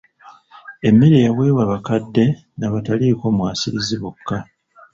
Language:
Ganda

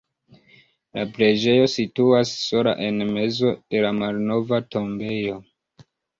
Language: Esperanto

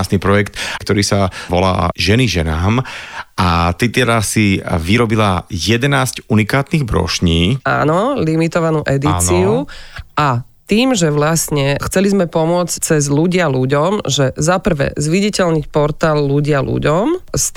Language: Slovak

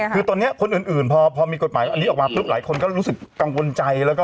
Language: Thai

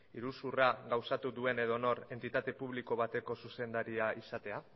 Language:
Basque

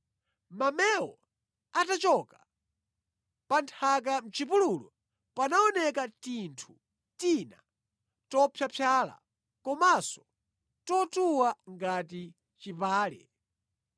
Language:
Nyanja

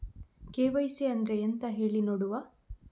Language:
Kannada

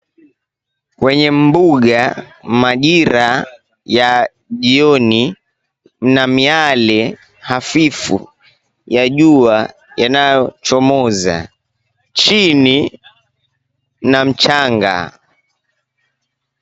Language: Swahili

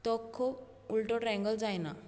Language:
Konkani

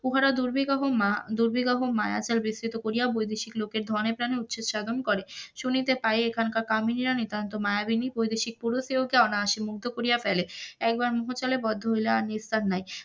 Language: Bangla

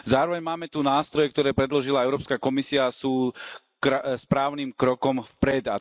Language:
Slovak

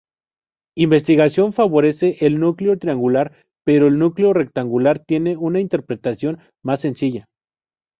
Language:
Spanish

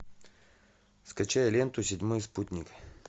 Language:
Russian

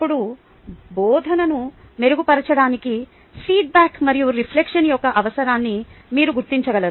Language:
Telugu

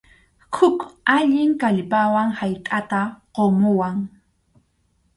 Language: Arequipa-La Unión Quechua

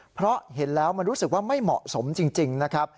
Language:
Thai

